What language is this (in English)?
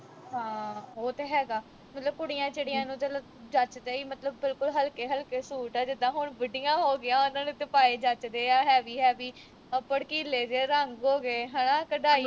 Punjabi